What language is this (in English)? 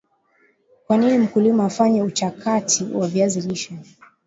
Swahili